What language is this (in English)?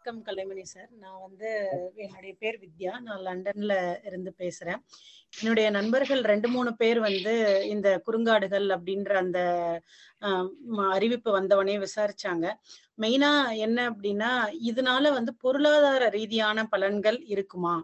Tamil